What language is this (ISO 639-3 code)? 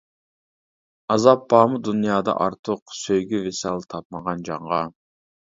uig